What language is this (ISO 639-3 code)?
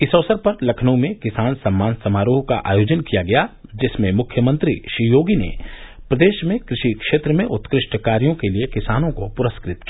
hin